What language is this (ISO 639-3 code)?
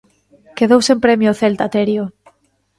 glg